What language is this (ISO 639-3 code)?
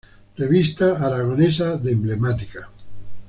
spa